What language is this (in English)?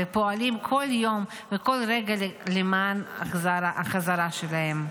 Hebrew